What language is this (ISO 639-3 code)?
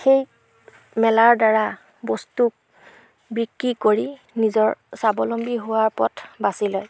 asm